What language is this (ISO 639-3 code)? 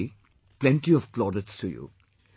eng